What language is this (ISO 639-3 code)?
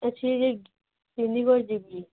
ori